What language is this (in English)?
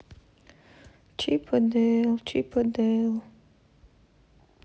Russian